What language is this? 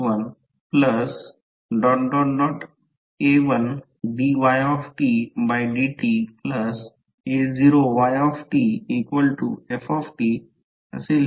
Marathi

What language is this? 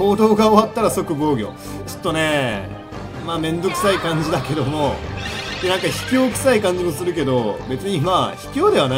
Japanese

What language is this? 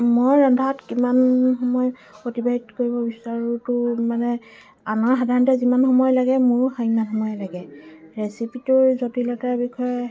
Assamese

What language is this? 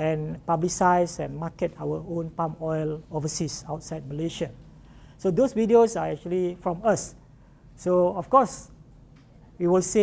English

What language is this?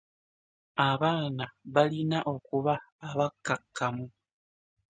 Ganda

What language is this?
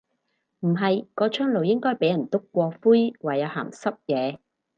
Cantonese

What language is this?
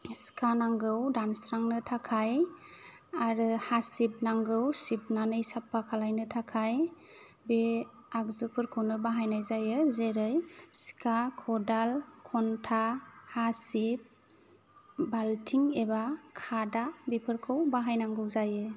Bodo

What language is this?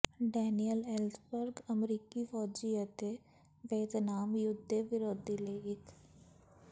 Punjabi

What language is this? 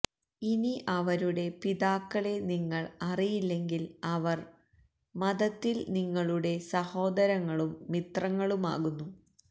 Malayalam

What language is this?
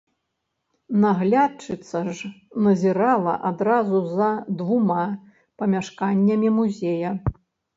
Belarusian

